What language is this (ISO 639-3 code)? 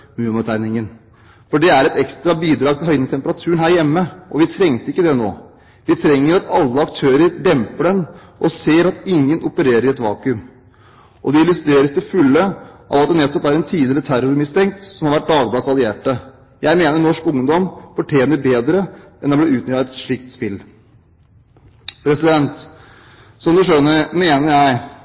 nob